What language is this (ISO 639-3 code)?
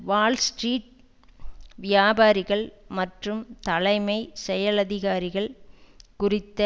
tam